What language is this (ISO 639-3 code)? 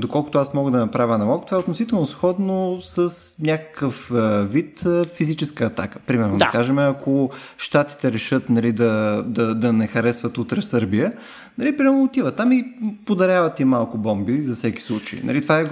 bul